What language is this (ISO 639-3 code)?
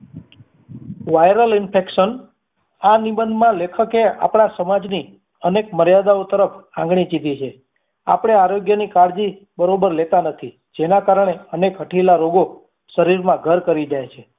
guj